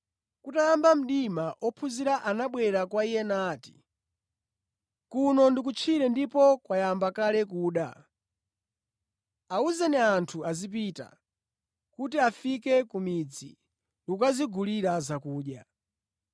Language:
Nyanja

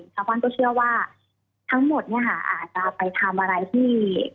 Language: Thai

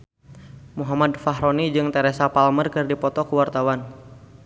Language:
Sundanese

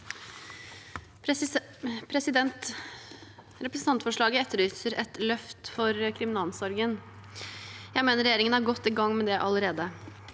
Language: Norwegian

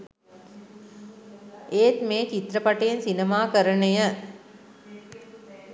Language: Sinhala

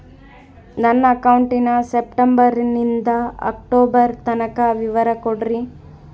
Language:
Kannada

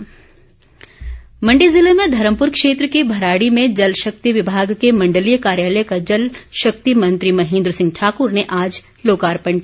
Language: Hindi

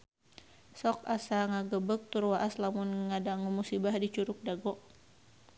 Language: Sundanese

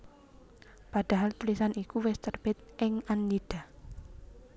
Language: Javanese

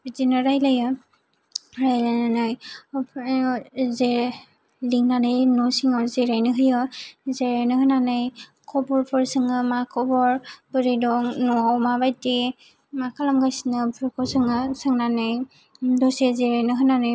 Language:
Bodo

